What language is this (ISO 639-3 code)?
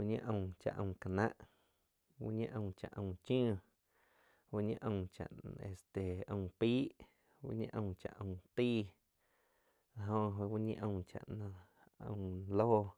chq